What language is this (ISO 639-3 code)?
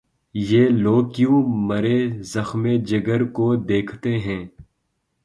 urd